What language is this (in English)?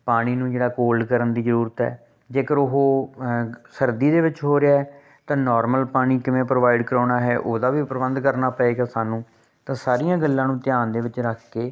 Punjabi